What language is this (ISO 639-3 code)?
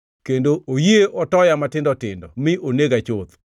luo